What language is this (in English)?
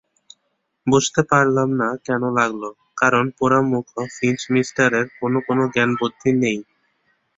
Bangla